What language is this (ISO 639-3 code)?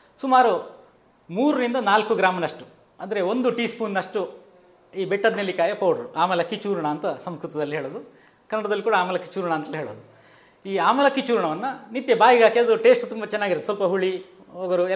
kan